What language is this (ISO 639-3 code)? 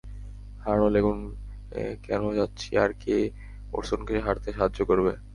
ben